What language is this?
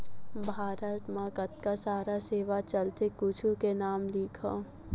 Chhattisgarhi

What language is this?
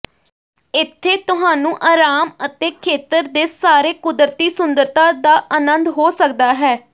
Punjabi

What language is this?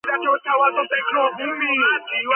Georgian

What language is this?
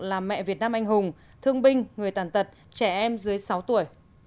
Vietnamese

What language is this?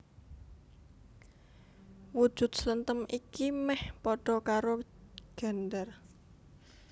Javanese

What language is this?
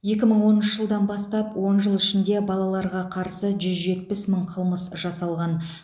Kazakh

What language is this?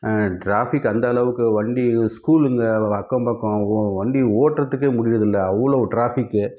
Tamil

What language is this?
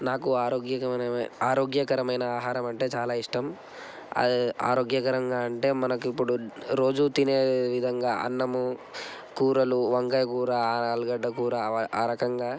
Telugu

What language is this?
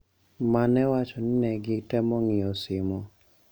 Luo (Kenya and Tanzania)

